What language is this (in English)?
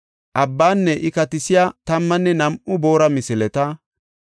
Gofa